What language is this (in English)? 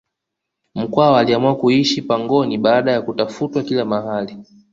Swahili